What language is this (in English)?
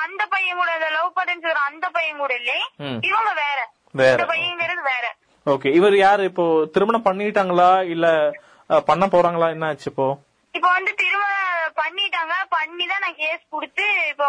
Tamil